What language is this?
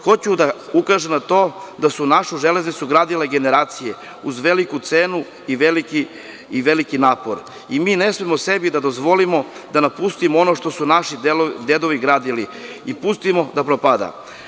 Serbian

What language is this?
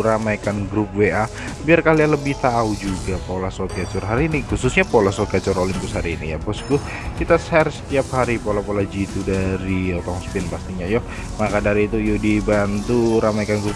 Indonesian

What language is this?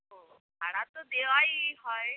Bangla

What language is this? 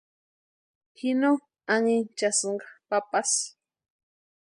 Western Highland Purepecha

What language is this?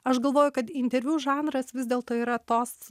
Lithuanian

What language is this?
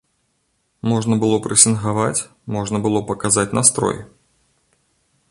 Belarusian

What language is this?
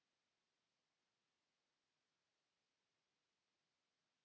Finnish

